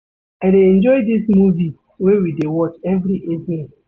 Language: Nigerian Pidgin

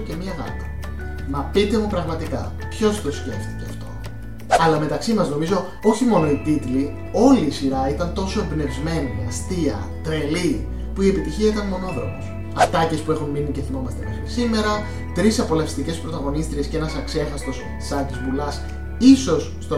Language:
Greek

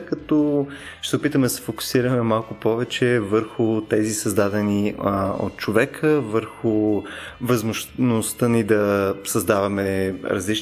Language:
Bulgarian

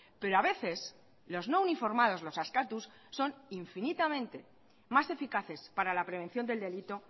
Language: Spanish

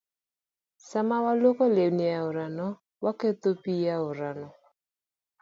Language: Luo (Kenya and Tanzania)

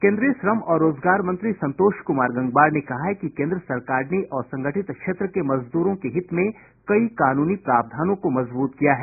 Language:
Hindi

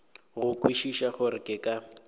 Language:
Northern Sotho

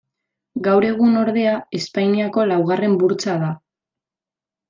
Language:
Basque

